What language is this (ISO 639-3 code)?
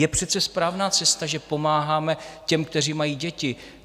ces